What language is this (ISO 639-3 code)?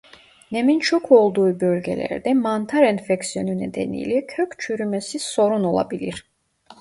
tur